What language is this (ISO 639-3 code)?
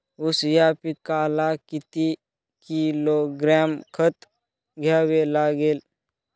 mar